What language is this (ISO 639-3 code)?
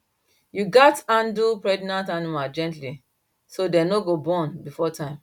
pcm